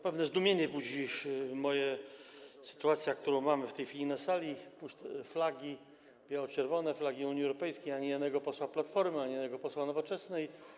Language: Polish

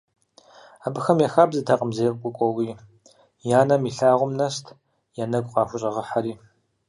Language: Kabardian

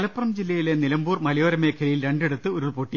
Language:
Malayalam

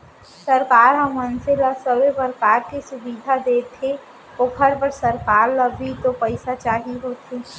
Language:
Chhattisgarhi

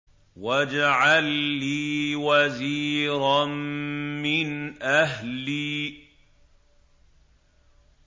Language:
Arabic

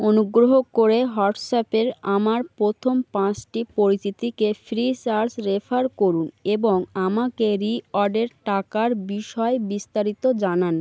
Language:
Bangla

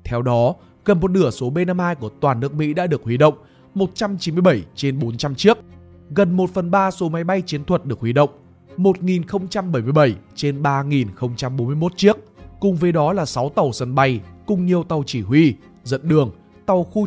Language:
Vietnamese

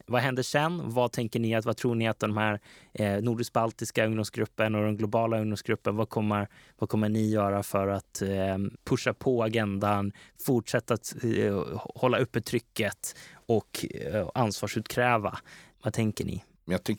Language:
Swedish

